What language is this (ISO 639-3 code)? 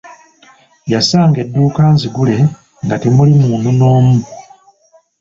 lug